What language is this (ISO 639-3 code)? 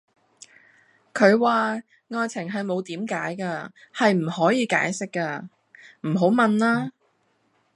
yue